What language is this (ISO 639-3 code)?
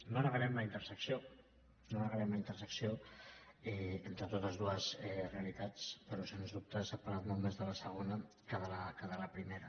cat